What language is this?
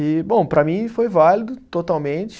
Portuguese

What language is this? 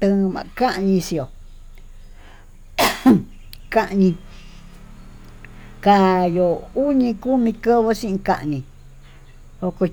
Tututepec Mixtec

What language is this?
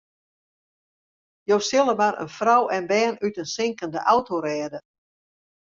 Western Frisian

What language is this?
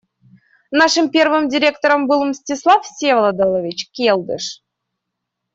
Russian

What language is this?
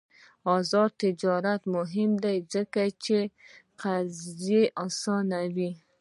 Pashto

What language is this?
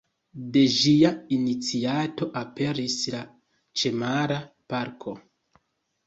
Esperanto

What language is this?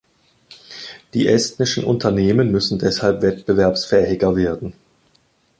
German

